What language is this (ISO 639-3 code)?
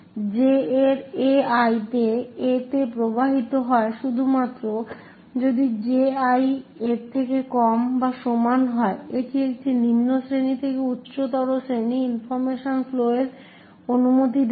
ben